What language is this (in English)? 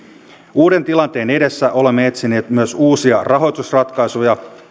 Finnish